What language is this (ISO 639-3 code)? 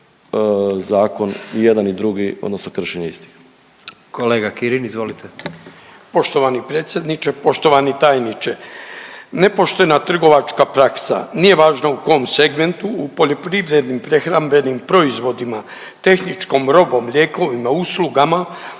hrv